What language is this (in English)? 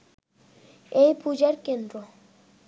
Bangla